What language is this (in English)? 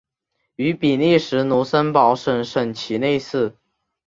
Chinese